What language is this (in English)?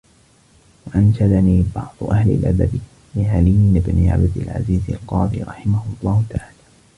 Arabic